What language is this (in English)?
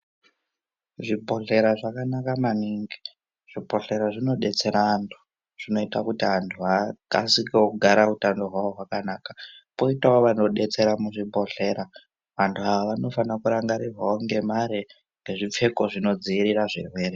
Ndau